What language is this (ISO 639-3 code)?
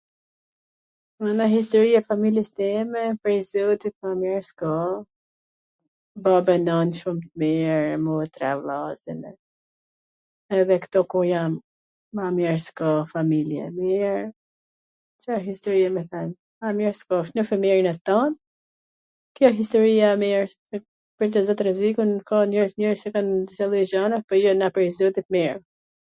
aln